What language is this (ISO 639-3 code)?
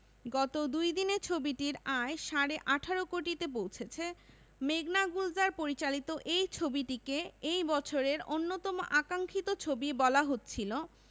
ben